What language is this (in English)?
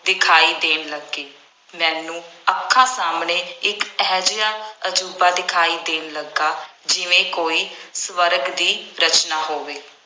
Punjabi